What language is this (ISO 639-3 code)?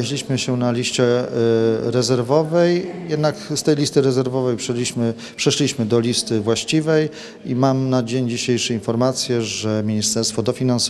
pol